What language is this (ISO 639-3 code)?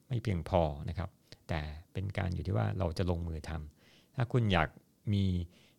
tha